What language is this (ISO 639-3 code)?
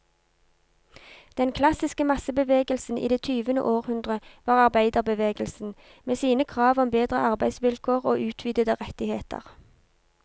nor